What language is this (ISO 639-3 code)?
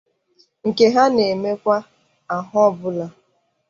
ibo